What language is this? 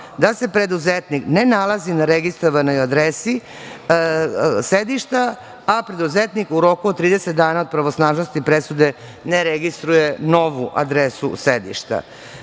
Serbian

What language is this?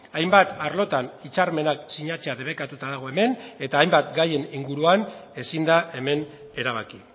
Basque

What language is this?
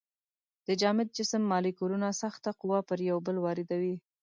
Pashto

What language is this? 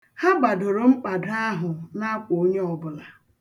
Igbo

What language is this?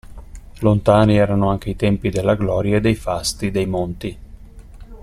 Italian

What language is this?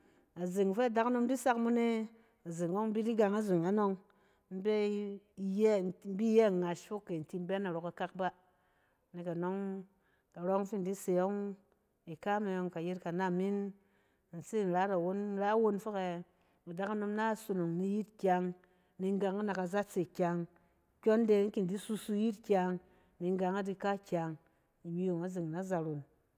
Cen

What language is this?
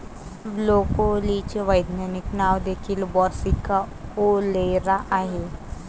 Marathi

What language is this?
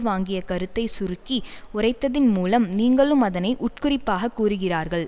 Tamil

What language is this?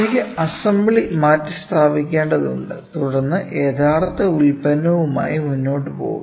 Malayalam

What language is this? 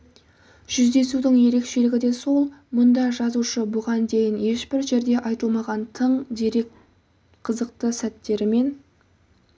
Kazakh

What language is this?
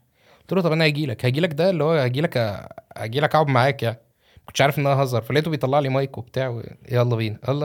Arabic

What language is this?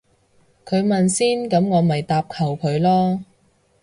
Cantonese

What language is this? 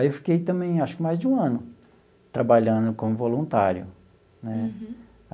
Portuguese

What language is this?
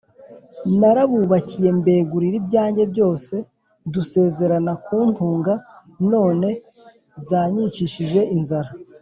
Kinyarwanda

